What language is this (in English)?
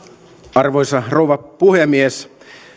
Finnish